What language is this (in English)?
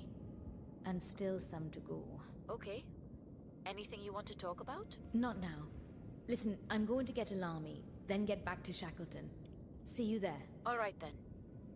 English